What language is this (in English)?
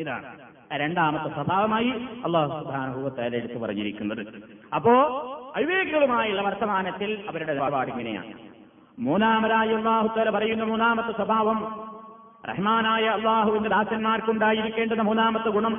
Malayalam